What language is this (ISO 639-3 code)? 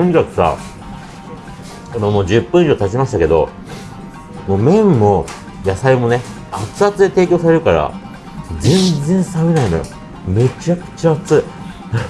jpn